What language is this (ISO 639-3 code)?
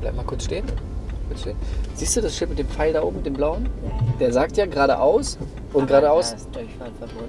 deu